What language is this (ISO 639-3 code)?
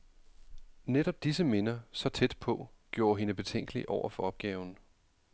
dan